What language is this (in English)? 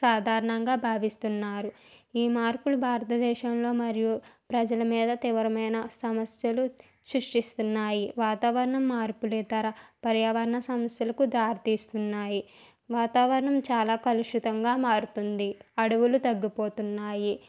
Telugu